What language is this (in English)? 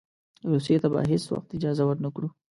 Pashto